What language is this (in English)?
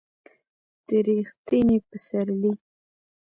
Pashto